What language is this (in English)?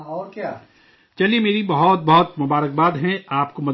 Urdu